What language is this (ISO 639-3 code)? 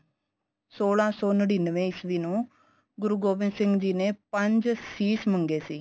pan